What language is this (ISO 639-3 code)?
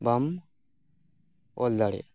sat